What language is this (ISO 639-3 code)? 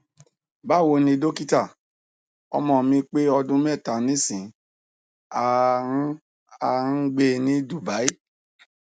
yor